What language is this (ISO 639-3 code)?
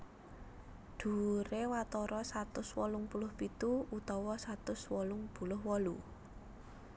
jav